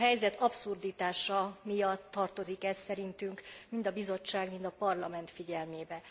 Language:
Hungarian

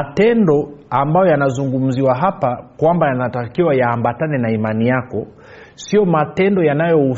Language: Swahili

